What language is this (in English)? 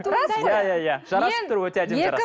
Kazakh